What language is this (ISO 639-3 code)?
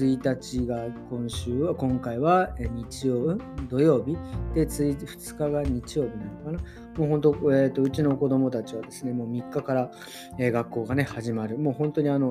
jpn